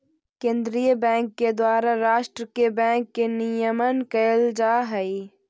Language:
Magahi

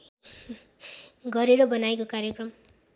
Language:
Nepali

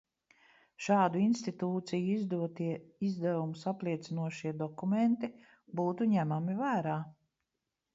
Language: Latvian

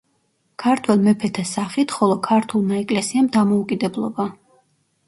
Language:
Georgian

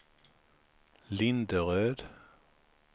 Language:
Swedish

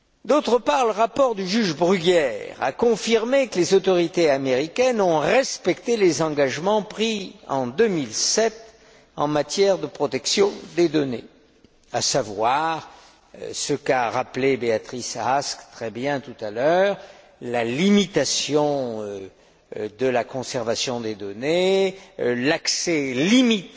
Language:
French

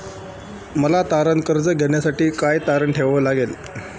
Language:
Marathi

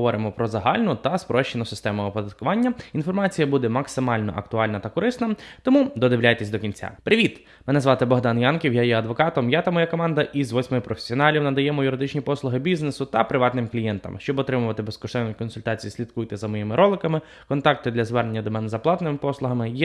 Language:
Ukrainian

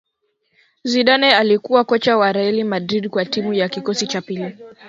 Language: Swahili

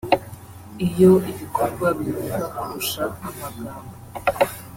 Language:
Kinyarwanda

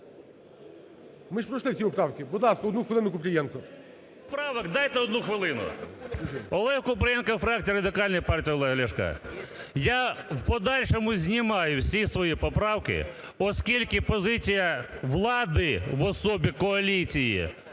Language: Ukrainian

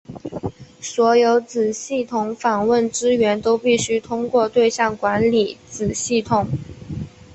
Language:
Chinese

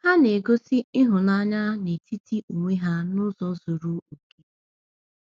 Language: Igbo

